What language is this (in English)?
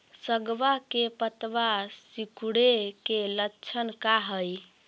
Magahi